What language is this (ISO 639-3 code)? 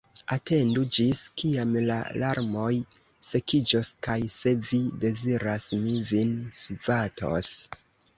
epo